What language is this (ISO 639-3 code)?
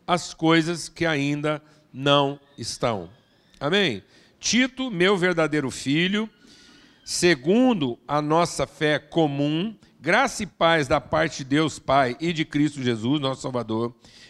por